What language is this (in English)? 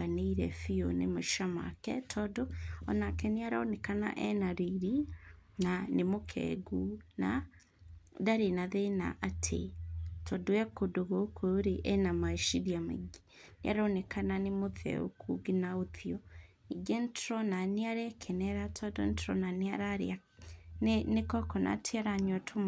Kikuyu